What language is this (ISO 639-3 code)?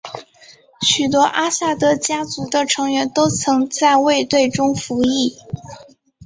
zho